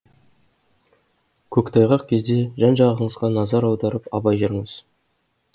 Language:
Kazakh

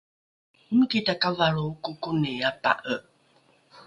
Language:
Rukai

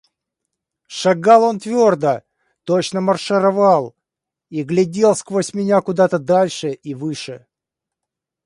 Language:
Russian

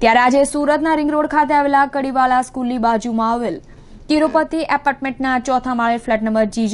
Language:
Romanian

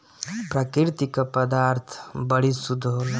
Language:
Bhojpuri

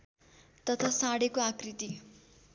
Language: Nepali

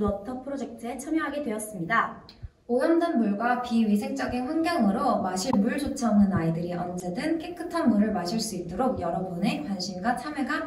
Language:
Korean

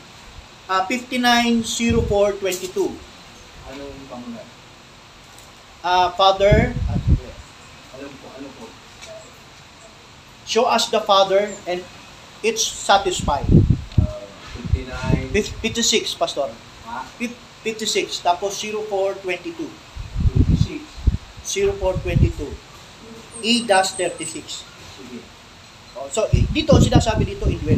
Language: Filipino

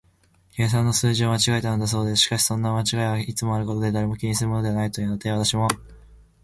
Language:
Japanese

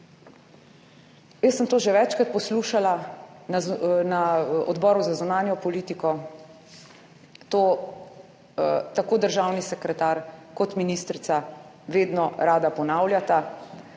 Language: Slovenian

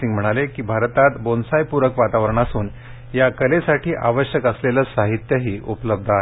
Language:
Marathi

